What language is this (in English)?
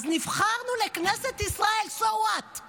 Hebrew